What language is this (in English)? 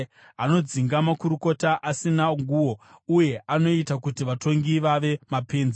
Shona